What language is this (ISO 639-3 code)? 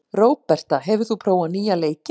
isl